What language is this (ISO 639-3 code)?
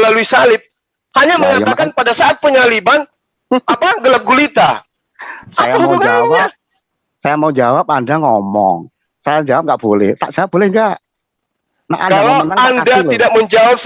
ind